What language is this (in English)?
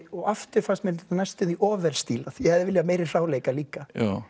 Icelandic